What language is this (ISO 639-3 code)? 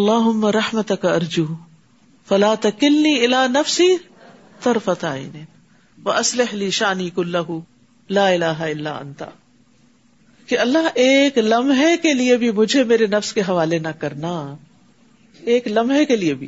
urd